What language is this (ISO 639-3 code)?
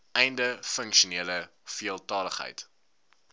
afr